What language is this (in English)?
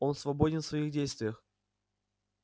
Russian